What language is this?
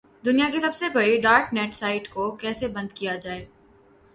Urdu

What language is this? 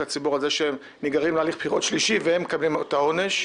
Hebrew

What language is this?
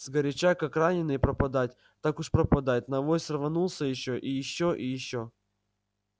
Russian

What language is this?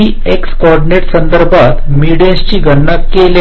Marathi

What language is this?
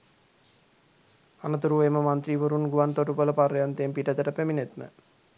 Sinhala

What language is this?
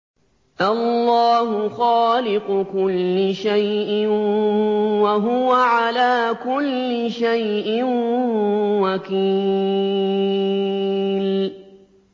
Arabic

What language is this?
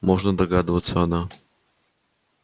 Russian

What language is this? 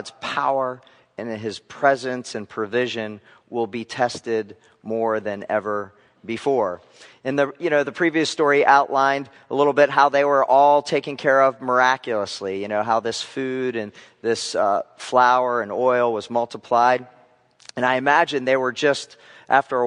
English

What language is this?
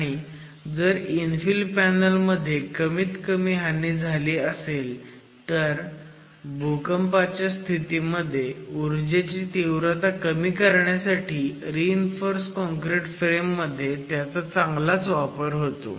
Marathi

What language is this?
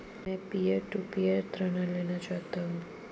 Hindi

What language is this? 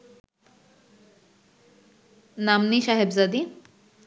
Bangla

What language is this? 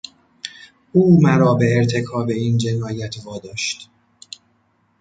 Persian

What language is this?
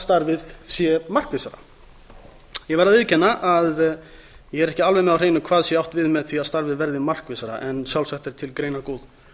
Icelandic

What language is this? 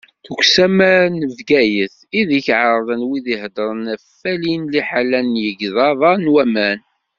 Kabyle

